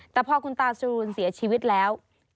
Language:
Thai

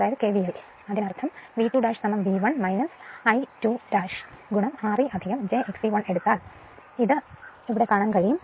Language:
Malayalam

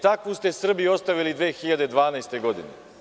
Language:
Serbian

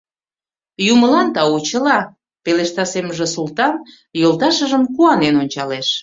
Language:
Mari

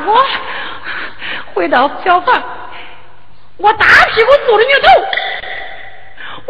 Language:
Chinese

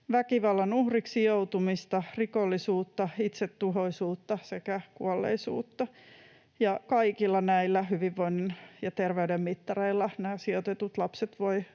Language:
Finnish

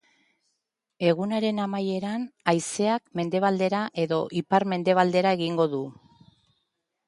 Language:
Basque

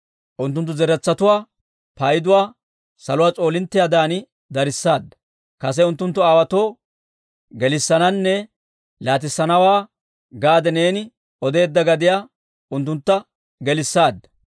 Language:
Dawro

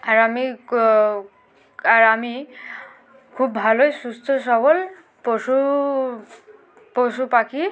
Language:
Bangla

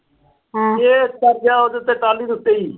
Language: Punjabi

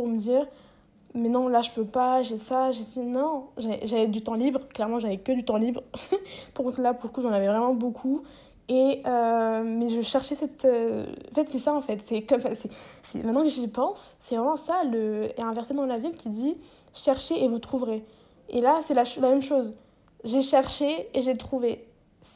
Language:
French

